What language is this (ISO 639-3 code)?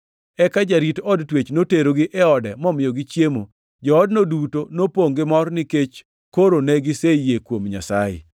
luo